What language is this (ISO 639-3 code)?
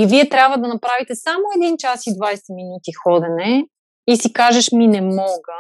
bul